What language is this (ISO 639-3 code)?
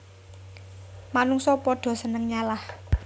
jav